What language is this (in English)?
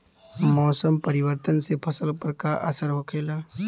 Bhojpuri